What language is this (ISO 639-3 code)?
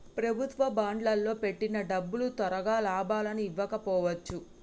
tel